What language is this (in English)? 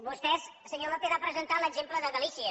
Catalan